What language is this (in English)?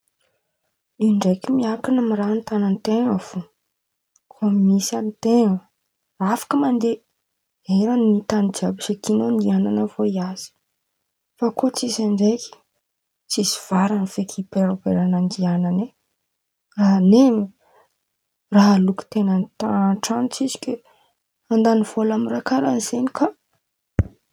Antankarana Malagasy